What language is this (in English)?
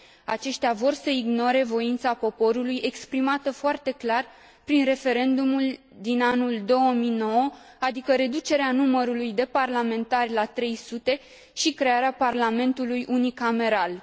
Romanian